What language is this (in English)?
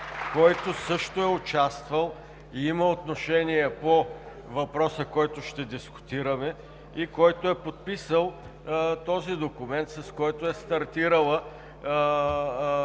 Bulgarian